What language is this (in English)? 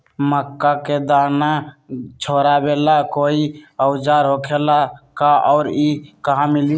Magahi